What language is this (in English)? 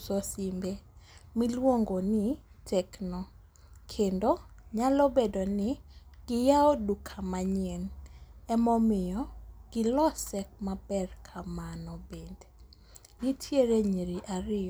Luo (Kenya and Tanzania)